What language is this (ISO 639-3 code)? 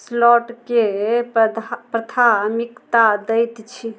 mai